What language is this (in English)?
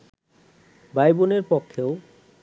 Bangla